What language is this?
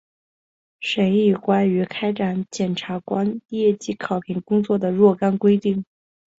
Chinese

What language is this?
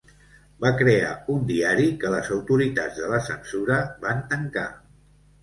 Catalan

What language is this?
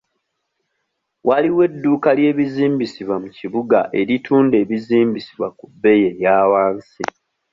Ganda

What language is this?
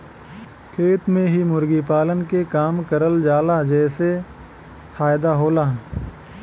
Bhojpuri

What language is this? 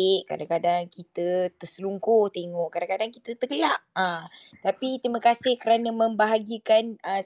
Malay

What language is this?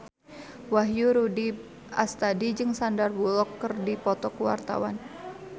Sundanese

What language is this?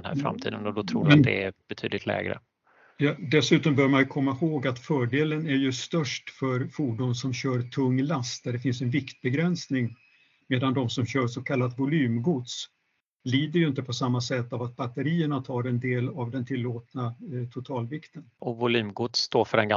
Swedish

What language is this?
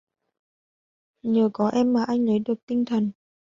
Vietnamese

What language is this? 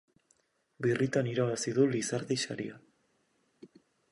Basque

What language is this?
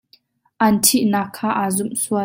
Hakha Chin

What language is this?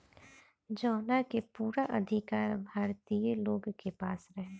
Bhojpuri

